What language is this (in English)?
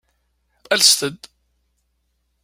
Kabyle